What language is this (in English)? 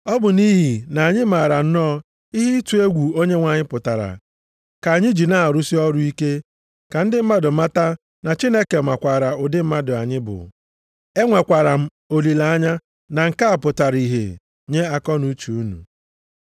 Igbo